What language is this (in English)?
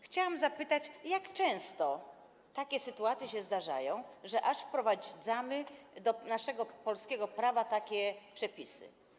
Polish